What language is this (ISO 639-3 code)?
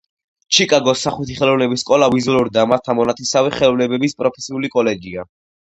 kat